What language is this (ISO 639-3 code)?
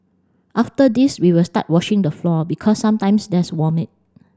eng